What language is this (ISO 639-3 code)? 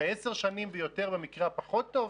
heb